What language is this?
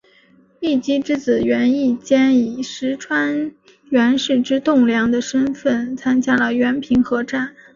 Chinese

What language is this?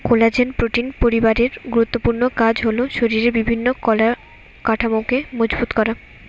Bangla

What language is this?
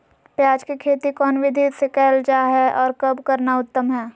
Magahi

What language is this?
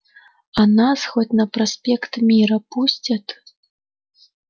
Russian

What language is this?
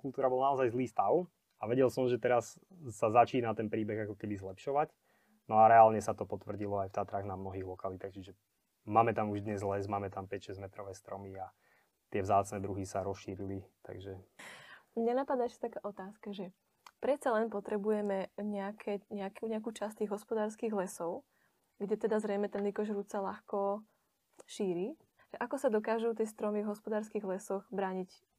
Slovak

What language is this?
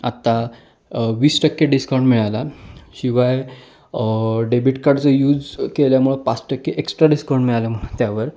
Marathi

